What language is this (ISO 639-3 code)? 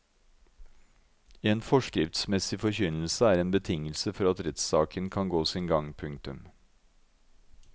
nor